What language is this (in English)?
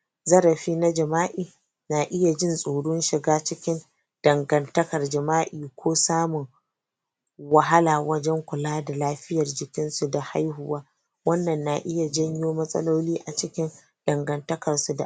Hausa